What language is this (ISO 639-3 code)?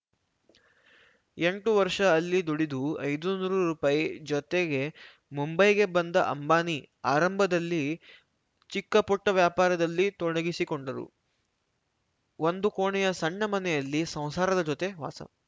kan